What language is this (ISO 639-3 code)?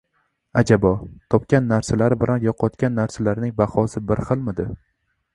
uzb